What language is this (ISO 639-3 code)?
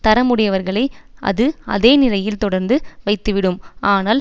tam